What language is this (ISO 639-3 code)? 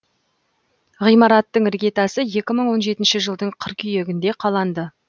kaz